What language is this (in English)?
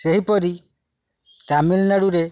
Odia